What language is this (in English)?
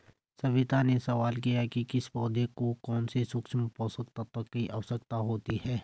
Hindi